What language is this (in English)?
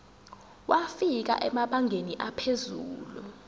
Zulu